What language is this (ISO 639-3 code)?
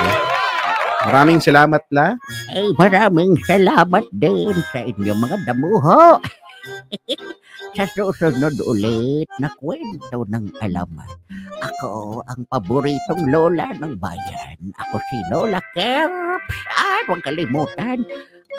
fil